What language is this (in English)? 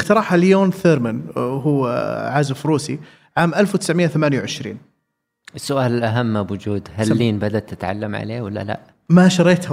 Arabic